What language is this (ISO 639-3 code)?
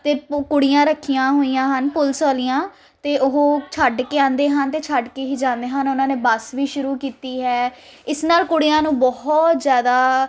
pan